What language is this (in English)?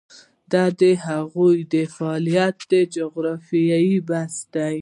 Pashto